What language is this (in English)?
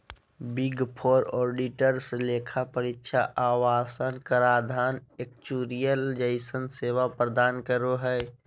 Magahi